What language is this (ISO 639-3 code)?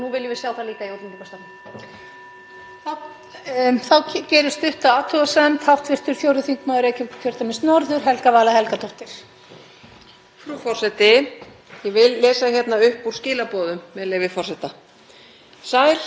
isl